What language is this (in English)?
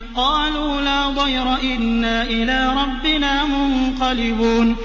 Arabic